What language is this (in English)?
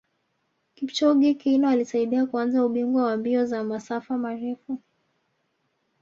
Swahili